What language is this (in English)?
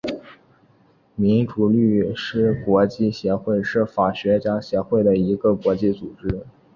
Chinese